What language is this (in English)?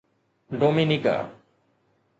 Sindhi